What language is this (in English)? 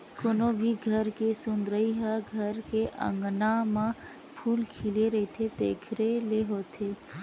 Chhattisgarhi